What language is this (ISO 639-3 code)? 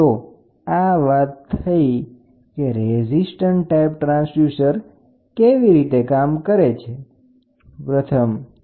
guj